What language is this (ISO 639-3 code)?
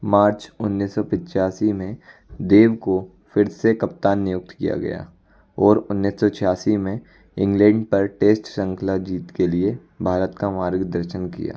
hin